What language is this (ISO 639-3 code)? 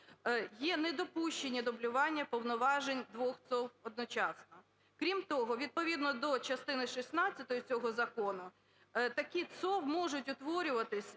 ukr